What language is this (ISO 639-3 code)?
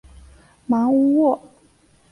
zho